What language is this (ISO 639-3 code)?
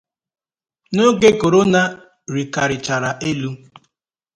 ibo